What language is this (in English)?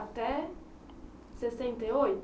Portuguese